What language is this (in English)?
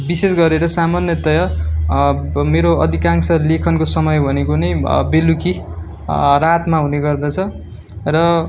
Nepali